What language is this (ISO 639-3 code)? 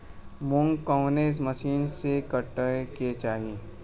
bho